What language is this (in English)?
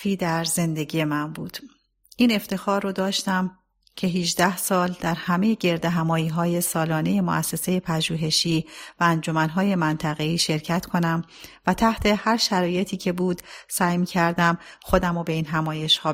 Persian